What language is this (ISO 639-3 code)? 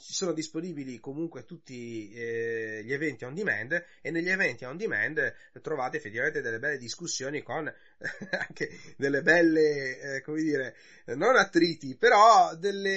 ita